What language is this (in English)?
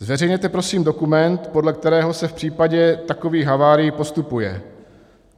Czech